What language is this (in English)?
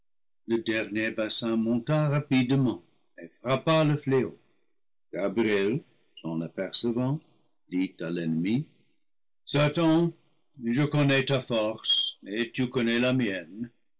French